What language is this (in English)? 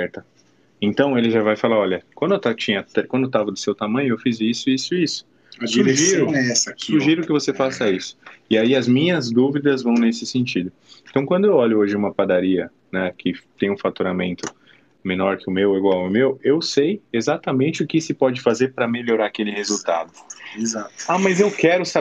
Portuguese